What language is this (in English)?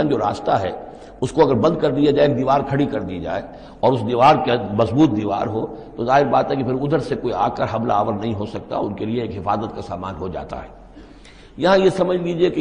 Urdu